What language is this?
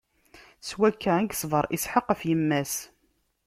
Kabyle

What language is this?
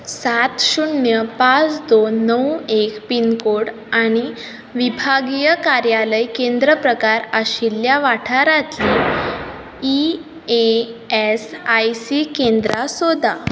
Konkani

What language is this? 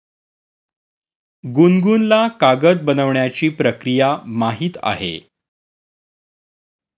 Marathi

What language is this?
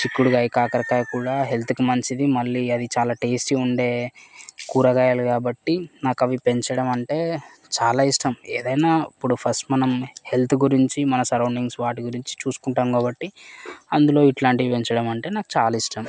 Telugu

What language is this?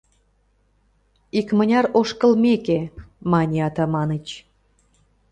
Mari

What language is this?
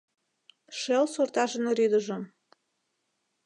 Mari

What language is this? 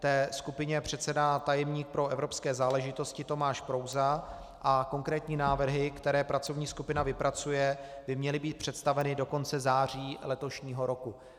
Czech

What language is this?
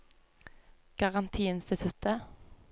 Norwegian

